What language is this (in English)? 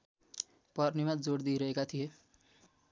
Nepali